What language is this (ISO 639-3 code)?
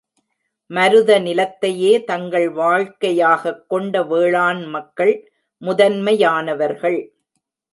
tam